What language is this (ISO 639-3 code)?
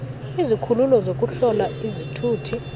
xho